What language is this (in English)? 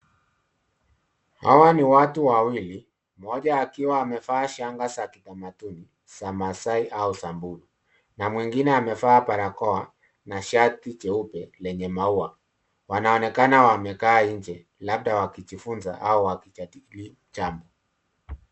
Swahili